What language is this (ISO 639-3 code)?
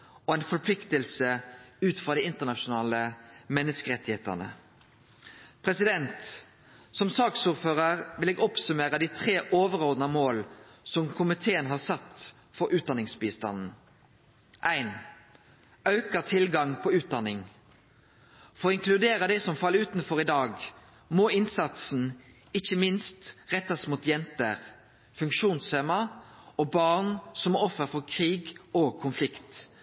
nno